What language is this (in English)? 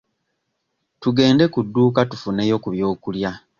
Ganda